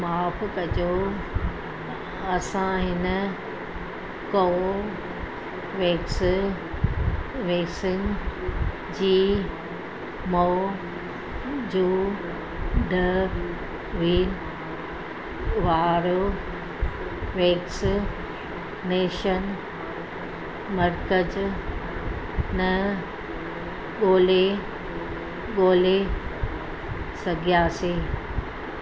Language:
Sindhi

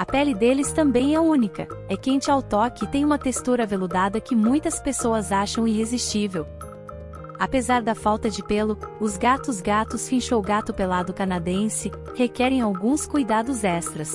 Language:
Portuguese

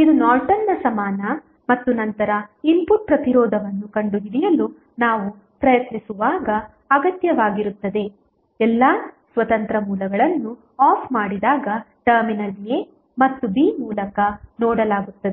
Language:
Kannada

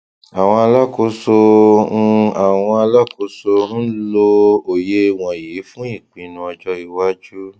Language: Yoruba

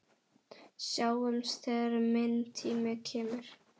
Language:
Icelandic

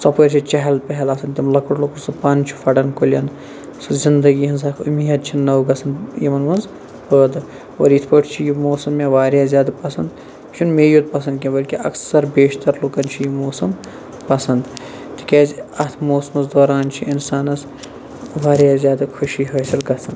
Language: Kashmiri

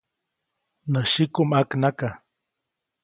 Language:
Copainalá Zoque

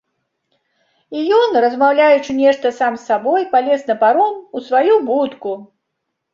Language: Belarusian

